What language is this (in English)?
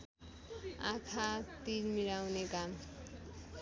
Nepali